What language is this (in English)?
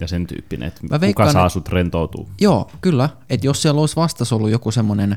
Finnish